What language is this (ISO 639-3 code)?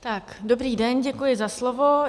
ces